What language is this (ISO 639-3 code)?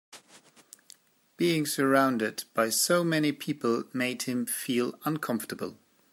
eng